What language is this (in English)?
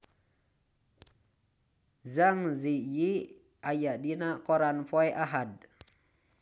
Sundanese